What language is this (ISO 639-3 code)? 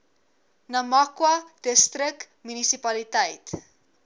afr